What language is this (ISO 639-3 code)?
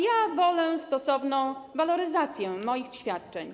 pol